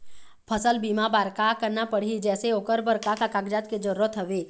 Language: Chhattisgarhi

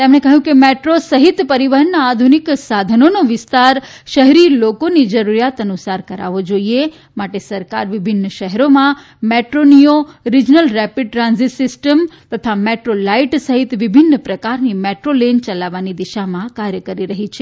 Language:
Gujarati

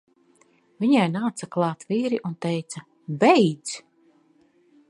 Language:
Latvian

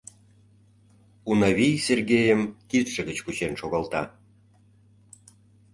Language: Mari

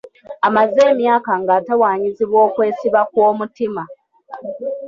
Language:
Ganda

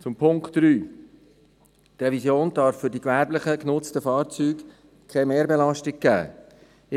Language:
Swiss German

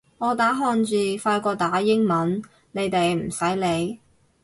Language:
Cantonese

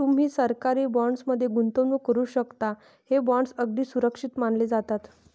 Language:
Marathi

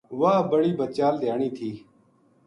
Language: Gujari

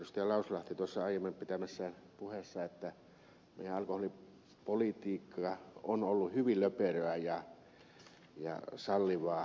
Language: Finnish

